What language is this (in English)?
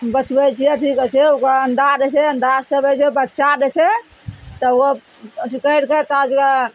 Maithili